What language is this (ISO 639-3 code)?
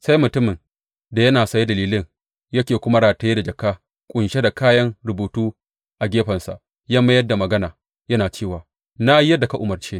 hau